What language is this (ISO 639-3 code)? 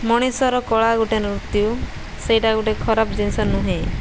ori